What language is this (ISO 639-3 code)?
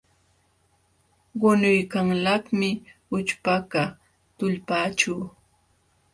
qxw